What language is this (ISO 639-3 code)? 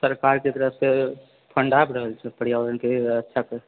mai